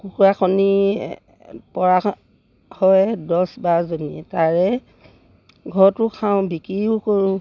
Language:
Assamese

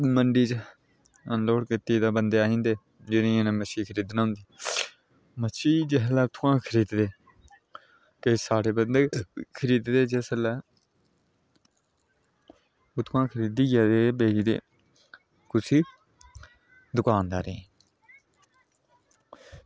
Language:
Dogri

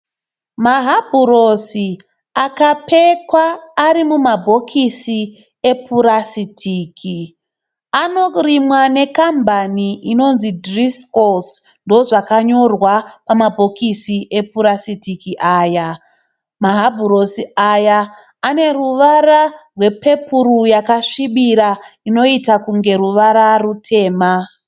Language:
Shona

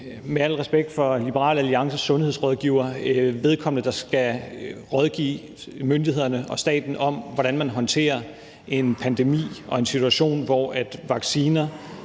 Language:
Danish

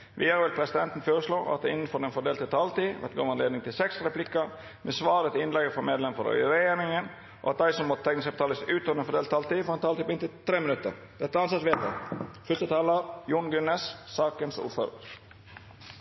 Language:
Norwegian Nynorsk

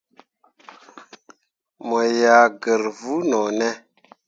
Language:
Mundang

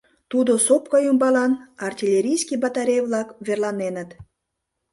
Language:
Mari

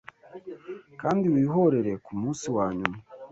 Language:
Kinyarwanda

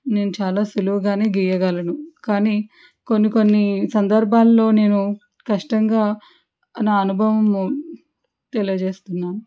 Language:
Telugu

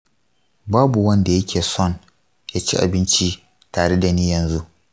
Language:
Hausa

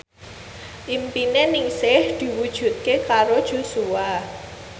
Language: Javanese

